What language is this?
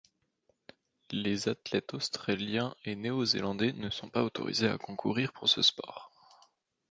French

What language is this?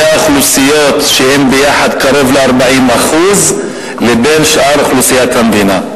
Hebrew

